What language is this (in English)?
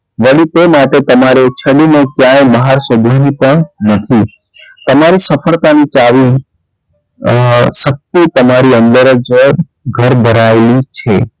Gujarati